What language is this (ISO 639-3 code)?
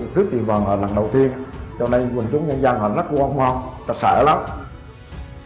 vie